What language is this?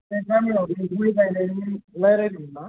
Bodo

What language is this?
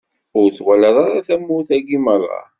Kabyle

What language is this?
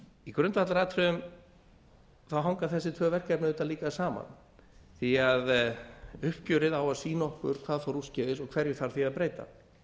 Icelandic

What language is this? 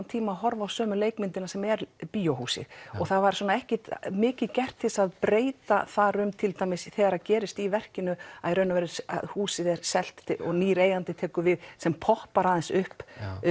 Icelandic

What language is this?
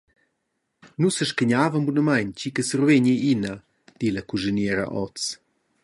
Romansh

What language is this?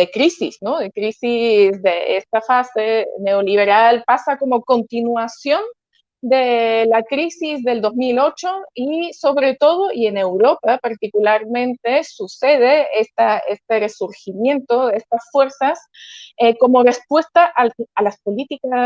Spanish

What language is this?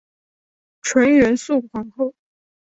Chinese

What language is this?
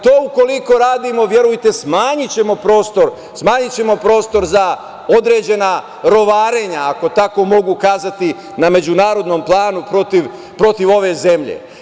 Serbian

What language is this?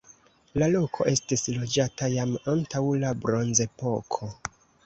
Esperanto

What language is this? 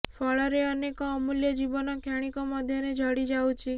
Odia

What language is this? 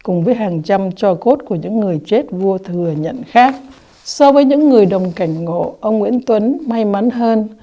Vietnamese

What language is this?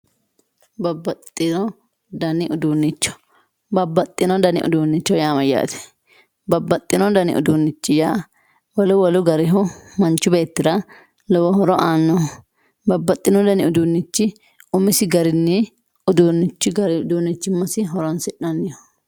Sidamo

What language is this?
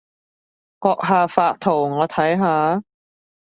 Cantonese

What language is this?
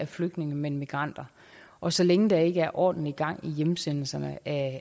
Danish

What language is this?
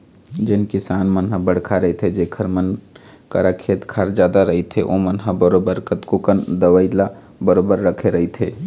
Chhattisgarhi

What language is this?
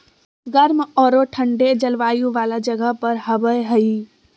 Magahi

